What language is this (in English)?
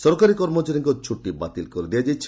Odia